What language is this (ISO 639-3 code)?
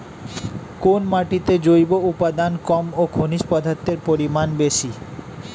ben